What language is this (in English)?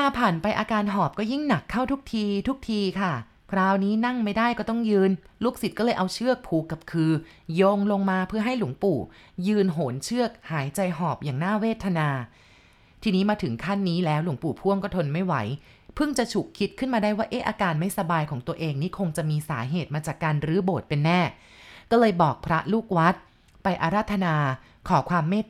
Thai